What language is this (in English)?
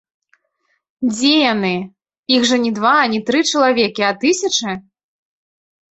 Belarusian